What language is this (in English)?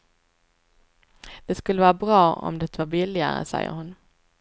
Swedish